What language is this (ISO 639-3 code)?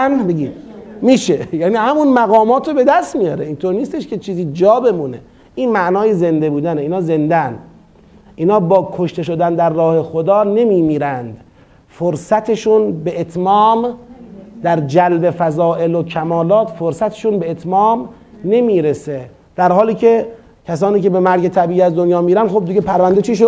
fas